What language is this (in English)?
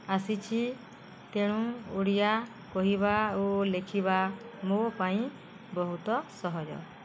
Odia